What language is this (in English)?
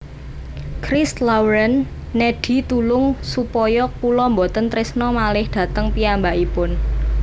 Javanese